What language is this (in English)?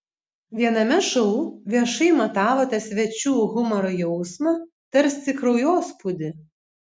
Lithuanian